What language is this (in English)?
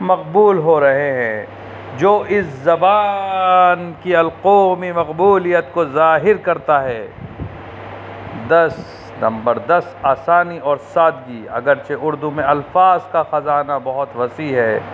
Urdu